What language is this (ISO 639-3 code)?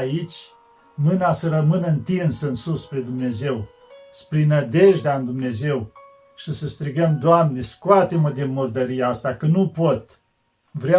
ron